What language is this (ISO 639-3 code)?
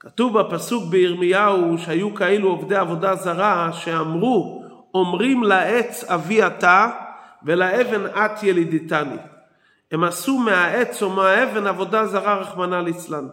heb